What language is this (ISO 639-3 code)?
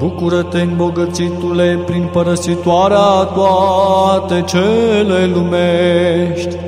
ron